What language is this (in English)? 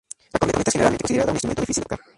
Spanish